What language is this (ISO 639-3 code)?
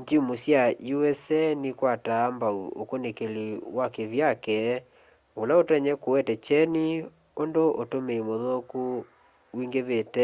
kam